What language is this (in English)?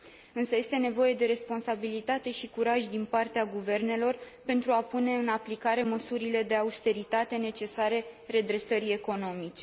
Romanian